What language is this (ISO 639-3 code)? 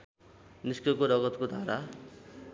nep